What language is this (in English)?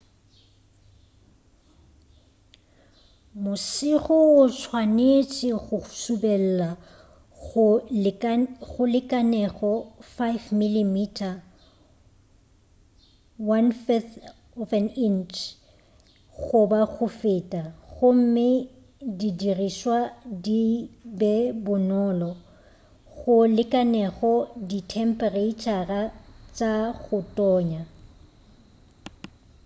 Northern Sotho